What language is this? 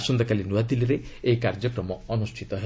Odia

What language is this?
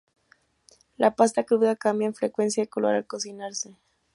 Spanish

